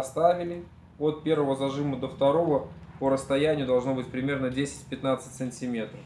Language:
Russian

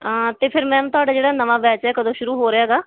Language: Punjabi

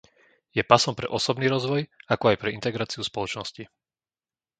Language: Slovak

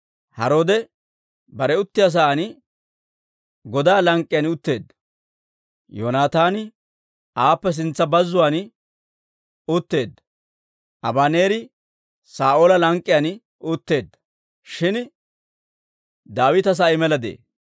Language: Dawro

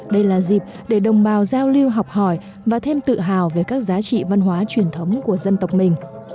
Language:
Vietnamese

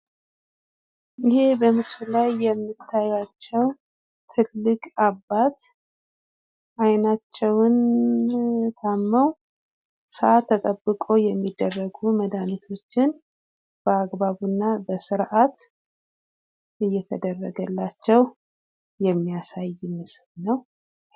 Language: Amharic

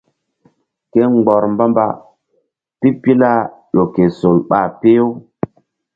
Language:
Mbum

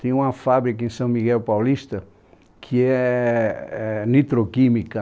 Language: Portuguese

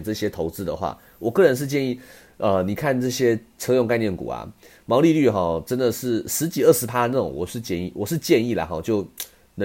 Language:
Chinese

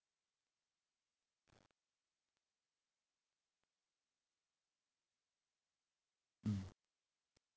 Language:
English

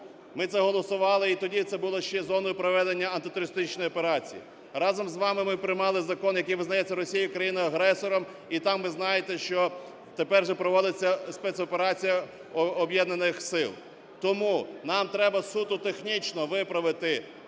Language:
Ukrainian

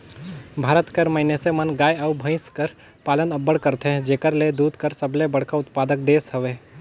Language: Chhattisgarhi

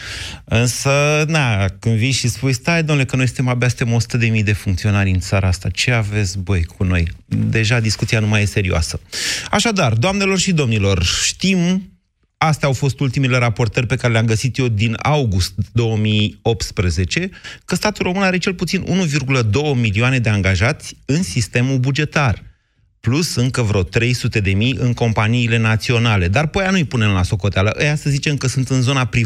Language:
Romanian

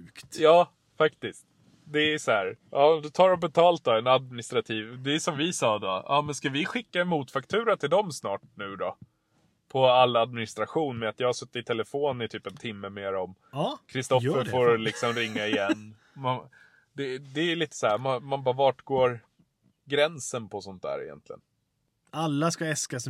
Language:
Swedish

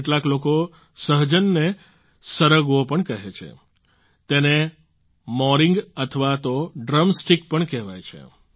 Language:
Gujarati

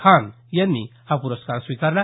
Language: Marathi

